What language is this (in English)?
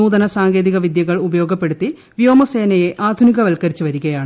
Malayalam